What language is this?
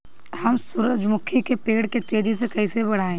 Bhojpuri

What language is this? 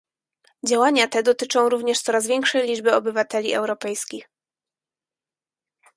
Polish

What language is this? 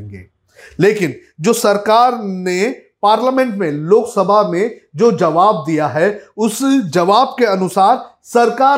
Hindi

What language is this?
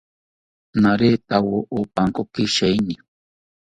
South Ucayali Ashéninka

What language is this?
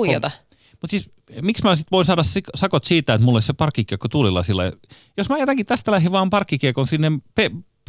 Finnish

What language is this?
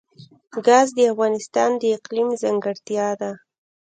Pashto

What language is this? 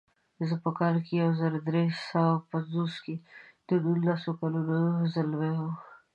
Pashto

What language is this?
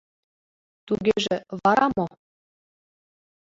Mari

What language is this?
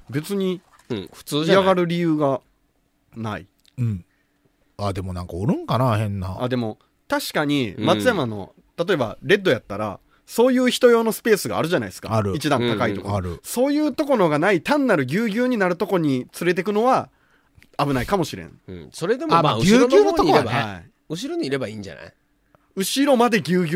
Japanese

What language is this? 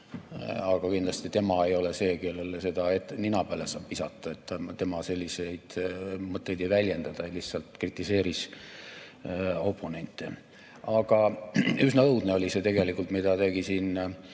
Estonian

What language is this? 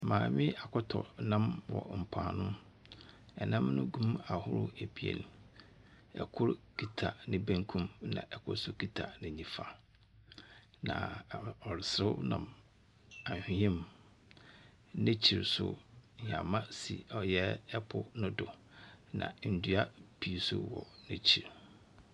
Akan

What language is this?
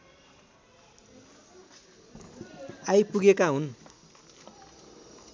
Nepali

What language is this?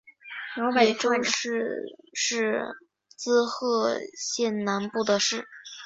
Chinese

